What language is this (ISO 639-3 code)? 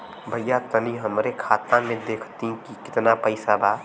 bho